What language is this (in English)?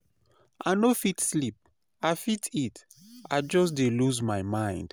Nigerian Pidgin